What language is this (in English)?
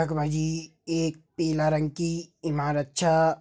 Garhwali